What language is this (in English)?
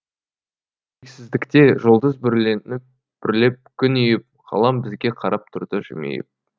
Kazakh